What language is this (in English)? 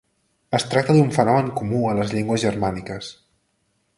Catalan